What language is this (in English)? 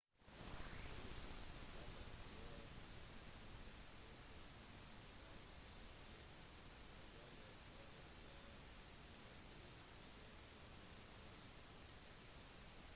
Norwegian Bokmål